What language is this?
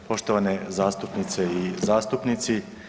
Croatian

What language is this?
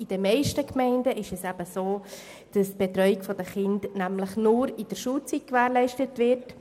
Swiss German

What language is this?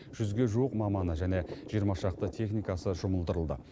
Kazakh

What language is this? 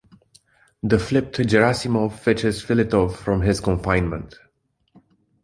English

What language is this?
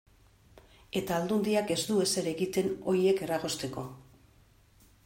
Basque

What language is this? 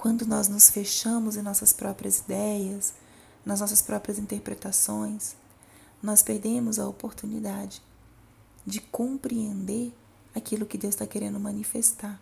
Portuguese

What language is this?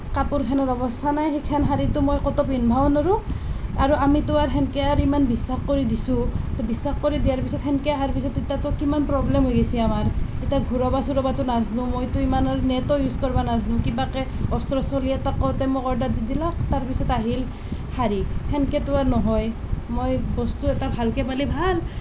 Assamese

